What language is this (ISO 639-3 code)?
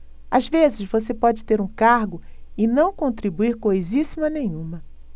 por